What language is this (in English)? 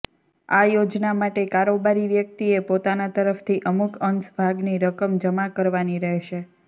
Gujarati